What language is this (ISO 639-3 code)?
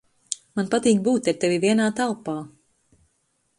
lav